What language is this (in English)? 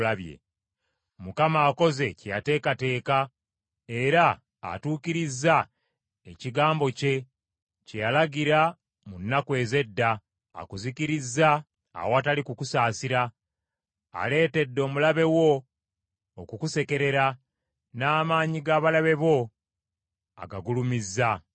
Ganda